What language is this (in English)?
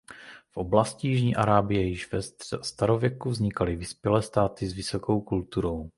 Czech